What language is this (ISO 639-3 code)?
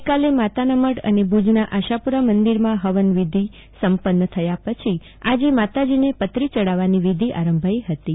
guj